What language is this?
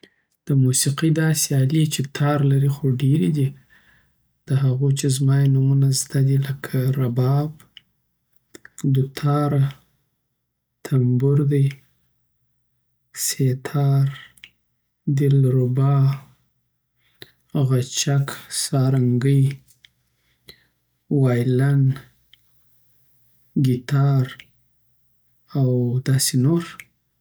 Southern Pashto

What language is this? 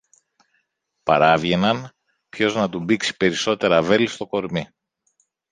Greek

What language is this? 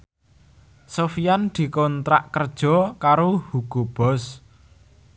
Javanese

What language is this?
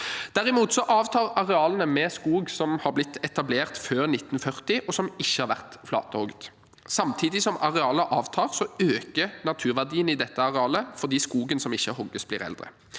Norwegian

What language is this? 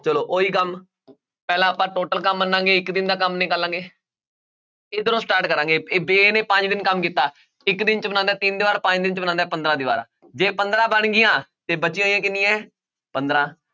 Punjabi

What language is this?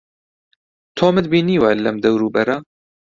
Central Kurdish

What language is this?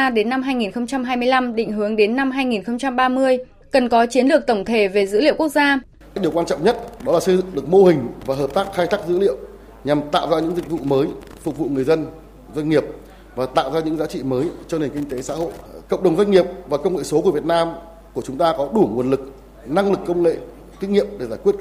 Vietnamese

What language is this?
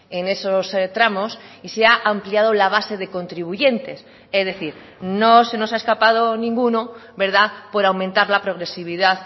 Spanish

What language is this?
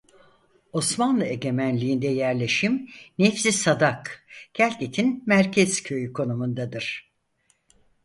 Turkish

